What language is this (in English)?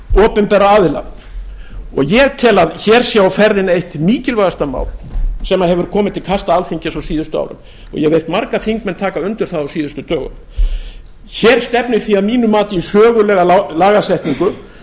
Icelandic